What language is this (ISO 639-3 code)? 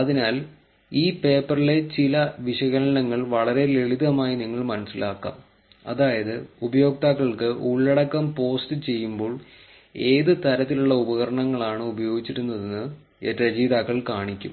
mal